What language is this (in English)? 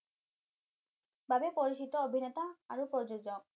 Assamese